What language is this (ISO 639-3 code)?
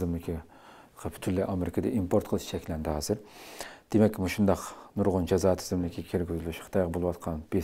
tur